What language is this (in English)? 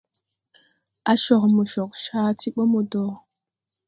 Tupuri